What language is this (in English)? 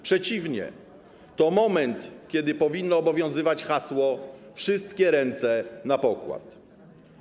Polish